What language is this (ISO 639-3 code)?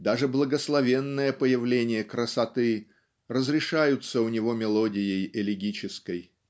rus